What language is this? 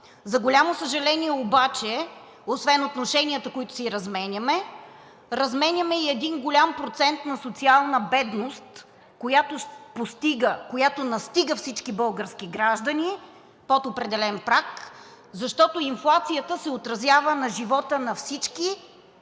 Bulgarian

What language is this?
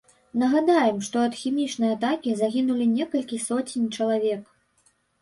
Belarusian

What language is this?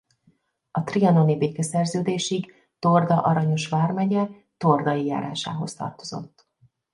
Hungarian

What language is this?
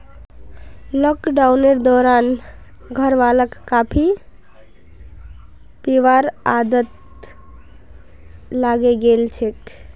Magahi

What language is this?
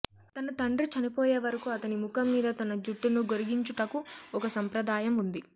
Telugu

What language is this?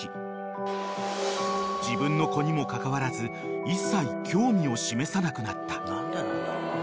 Japanese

